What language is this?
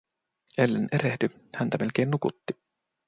Finnish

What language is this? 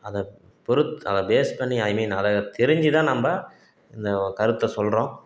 Tamil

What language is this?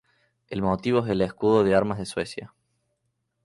Spanish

